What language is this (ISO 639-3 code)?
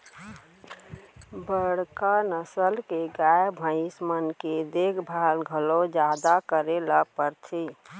hne